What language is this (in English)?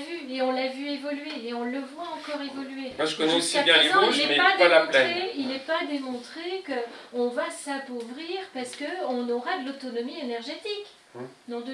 French